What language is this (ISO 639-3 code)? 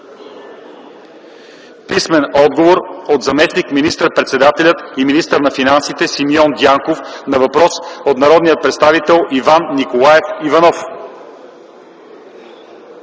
bul